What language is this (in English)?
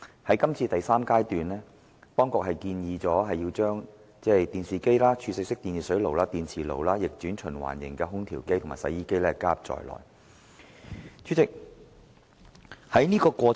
Cantonese